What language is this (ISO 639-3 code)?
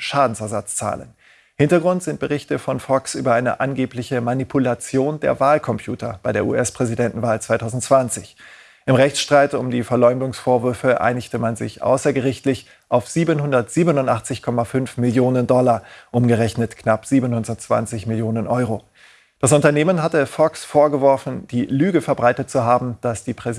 deu